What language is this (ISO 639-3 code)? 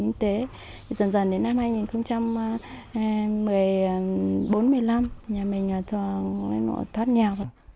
vie